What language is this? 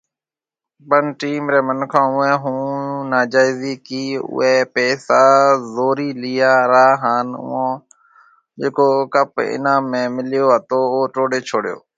Marwari (Pakistan)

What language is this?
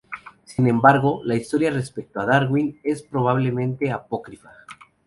Spanish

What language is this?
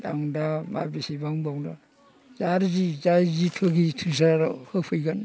Bodo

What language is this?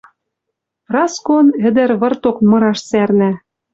Western Mari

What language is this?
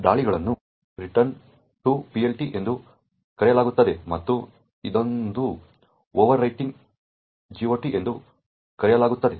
Kannada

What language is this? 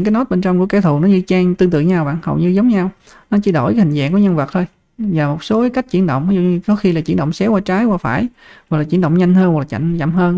Vietnamese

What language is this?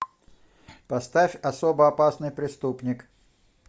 Russian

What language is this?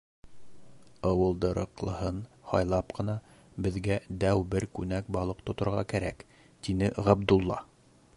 Bashkir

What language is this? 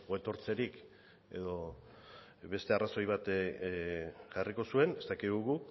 Basque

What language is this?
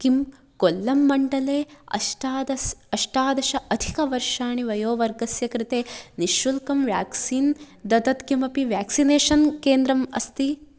Sanskrit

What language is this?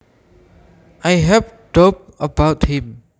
Javanese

